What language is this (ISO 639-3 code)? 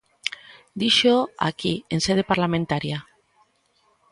glg